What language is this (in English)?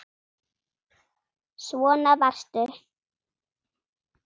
Icelandic